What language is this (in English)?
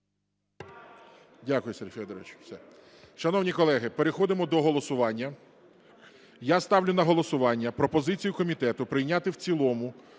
Ukrainian